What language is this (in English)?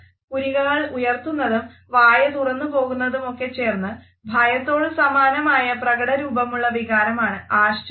Malayalam